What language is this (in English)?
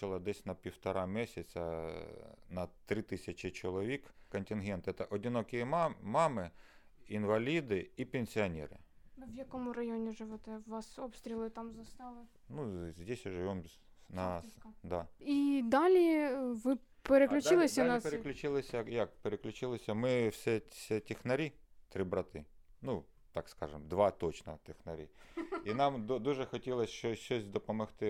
Ukrainian